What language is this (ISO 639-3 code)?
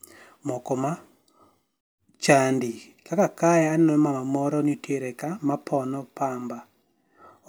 luo